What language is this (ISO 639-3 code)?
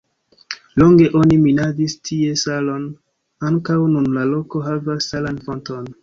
epo